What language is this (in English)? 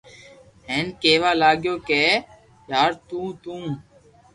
Loarki